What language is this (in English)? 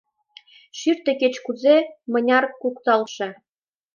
Mari